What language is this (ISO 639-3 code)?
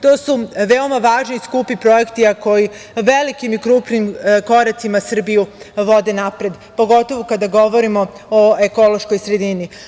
srp